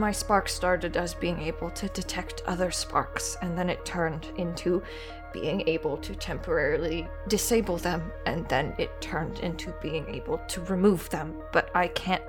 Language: English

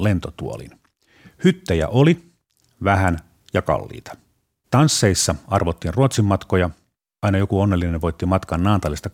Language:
Finnish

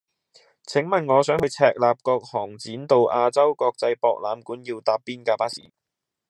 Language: Cantonese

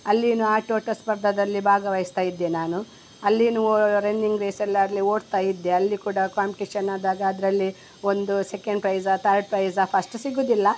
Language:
Kannada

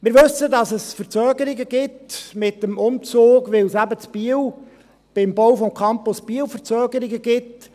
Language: Swiss German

